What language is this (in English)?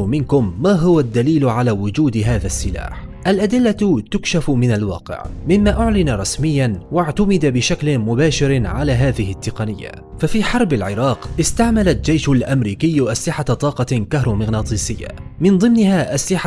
Arabic